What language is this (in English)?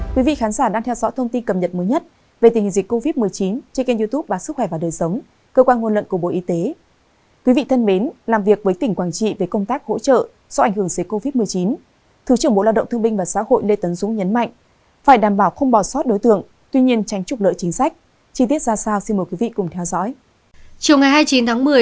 Vietnamese